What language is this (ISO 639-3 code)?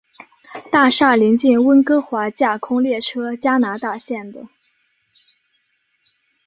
zho